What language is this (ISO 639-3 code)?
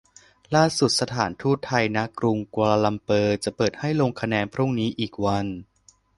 tha